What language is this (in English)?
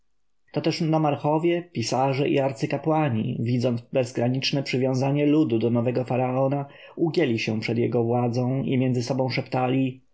Polish